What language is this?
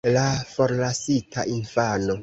Esperanto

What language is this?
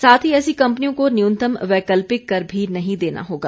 Hindi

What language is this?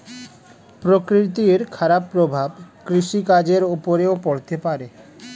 Bangla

